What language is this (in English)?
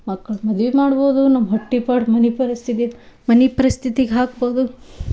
Kannada